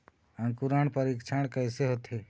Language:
Chhattisgarhi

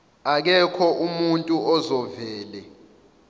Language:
Zulu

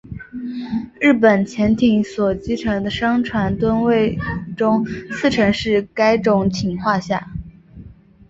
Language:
Chinese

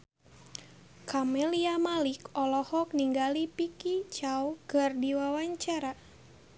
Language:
Sundanese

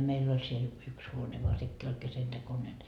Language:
Finnish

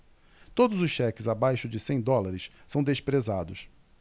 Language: Portuguese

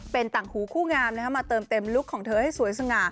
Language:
Thai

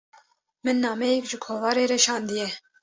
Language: Kurdish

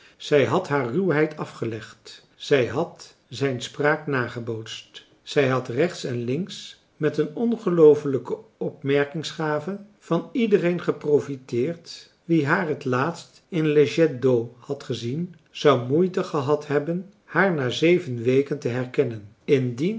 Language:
Dutch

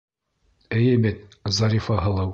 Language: Bashkir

